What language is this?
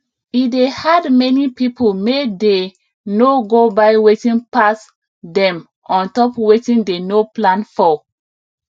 Nigerian Pidgin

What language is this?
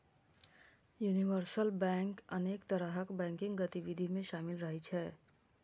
Maithili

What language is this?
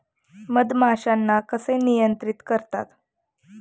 Marathi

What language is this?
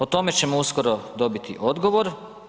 Croatian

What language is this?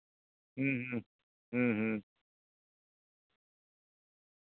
Santali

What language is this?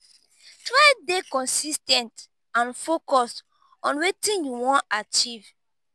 Nigerian Pidgin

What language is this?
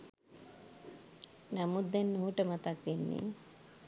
Sinhala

